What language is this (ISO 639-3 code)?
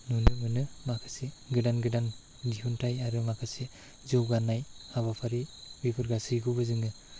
brx